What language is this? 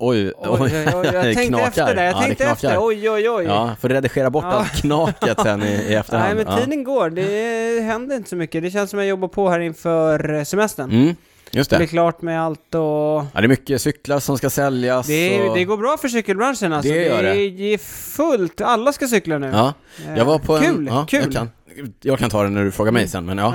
Swedish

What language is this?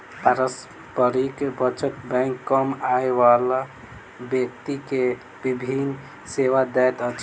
Maithili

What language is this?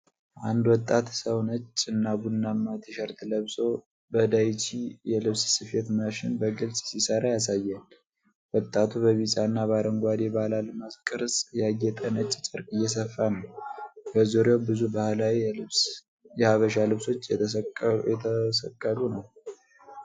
Amharic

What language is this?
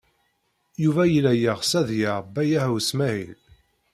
Kabyle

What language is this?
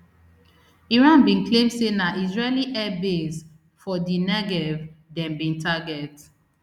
Nigerian Pidgin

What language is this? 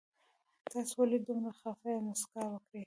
Pashto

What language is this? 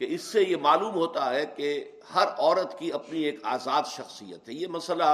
Urdu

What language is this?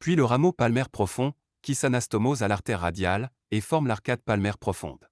French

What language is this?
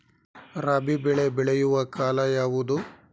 Kannada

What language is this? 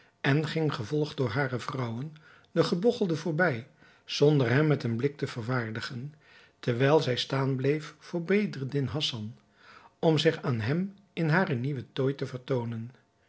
Dutch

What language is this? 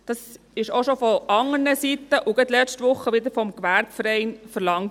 Swiss German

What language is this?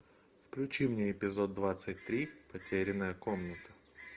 Russian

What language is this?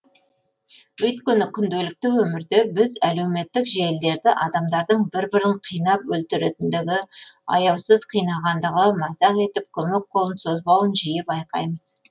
Kazakh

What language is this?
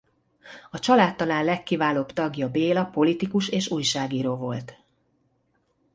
Hungarian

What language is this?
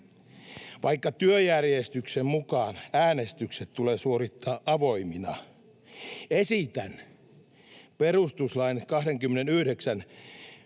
Finnish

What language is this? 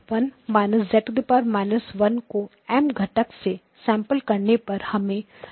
Hindi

